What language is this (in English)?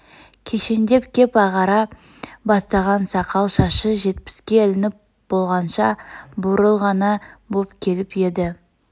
Kazakh